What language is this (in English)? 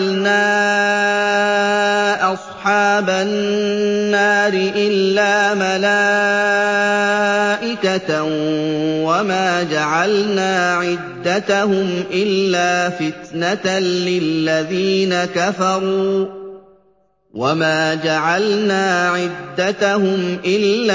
Arabic